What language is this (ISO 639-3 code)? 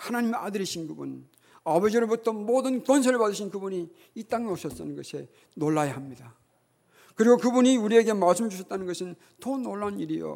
kor